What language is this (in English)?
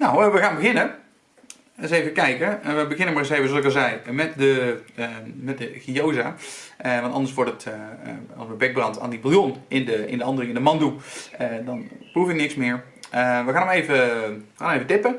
Dutch